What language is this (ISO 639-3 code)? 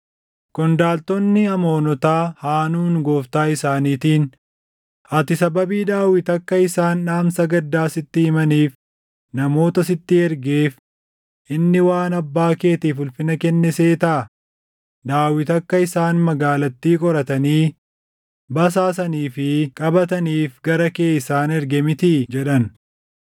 orm